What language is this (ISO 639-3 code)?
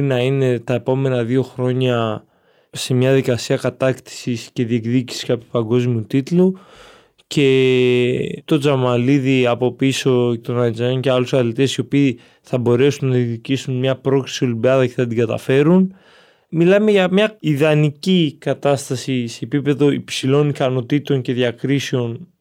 ell